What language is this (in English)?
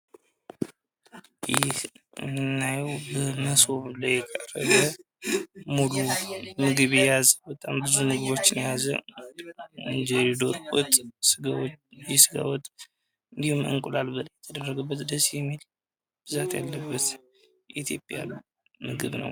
Amharic